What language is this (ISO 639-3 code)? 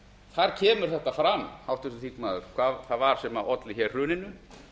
isl